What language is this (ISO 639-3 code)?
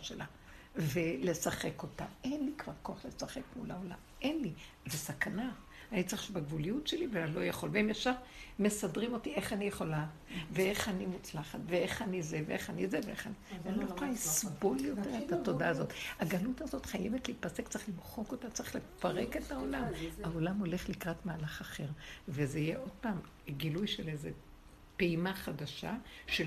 heb